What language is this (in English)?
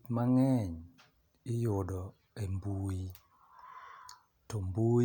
Luo (Kenya and Tanzania)